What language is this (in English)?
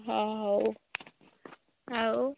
Odia